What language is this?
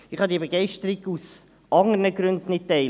Swiss German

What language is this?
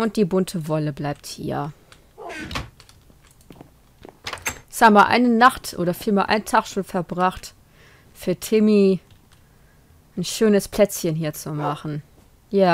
German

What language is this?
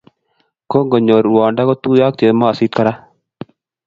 Kalenjin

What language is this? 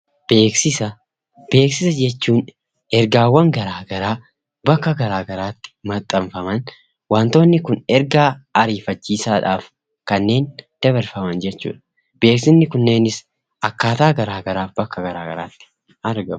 Oromo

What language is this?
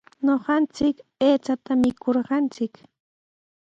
Sihuas Ancash Quechua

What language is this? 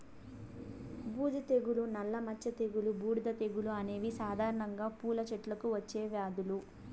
Telugu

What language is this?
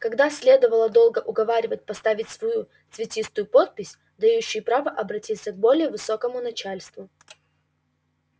Russian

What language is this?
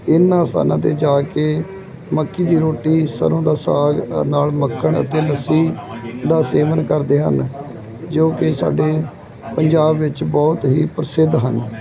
Punjabi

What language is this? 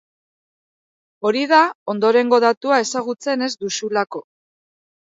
Basque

